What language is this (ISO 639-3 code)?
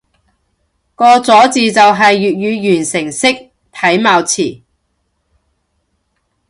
yue